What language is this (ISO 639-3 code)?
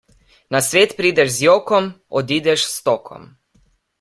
slv